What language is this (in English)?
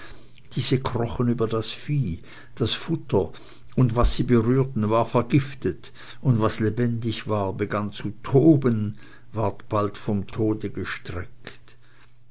German